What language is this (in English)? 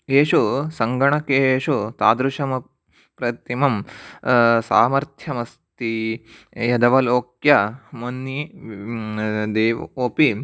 Sanskrit